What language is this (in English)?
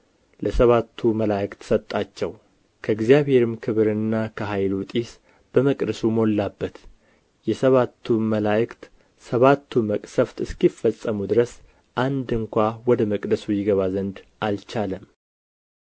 Amharic